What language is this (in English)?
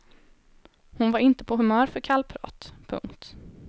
Swedish